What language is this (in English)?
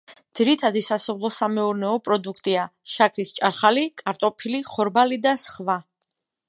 Georgian